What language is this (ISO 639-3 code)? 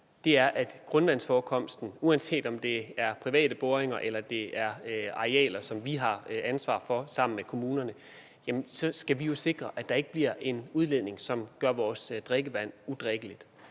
dan